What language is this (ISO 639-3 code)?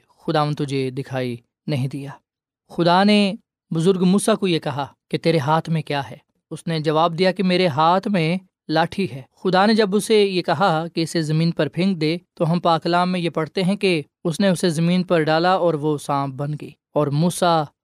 urd